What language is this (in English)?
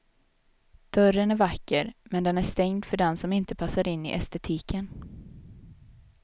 Swedish